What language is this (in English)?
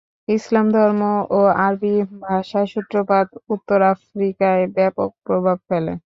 Bangla